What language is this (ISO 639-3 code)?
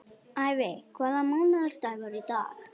isl